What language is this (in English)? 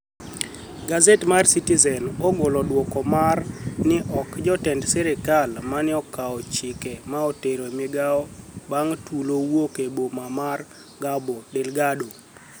Luo (Kenya and Tanzania)